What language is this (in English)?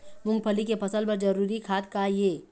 Chhattisgarhi